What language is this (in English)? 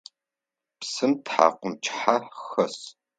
Adyghe